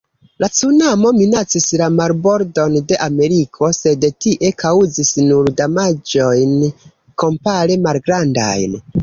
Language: Esperanto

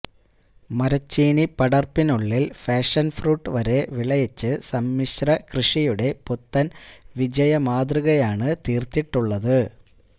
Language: Malayalam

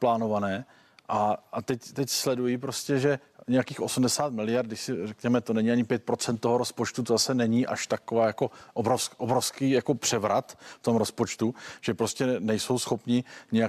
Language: Czech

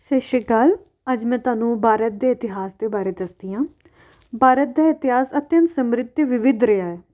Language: Punjabi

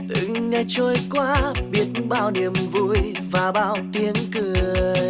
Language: Vietnamese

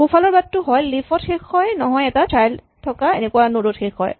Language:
Assamese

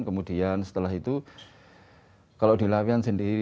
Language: Indonesian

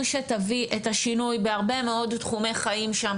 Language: Hebrew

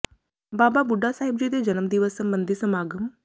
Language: Punjabi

